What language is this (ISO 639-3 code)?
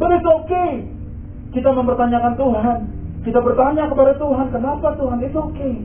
ind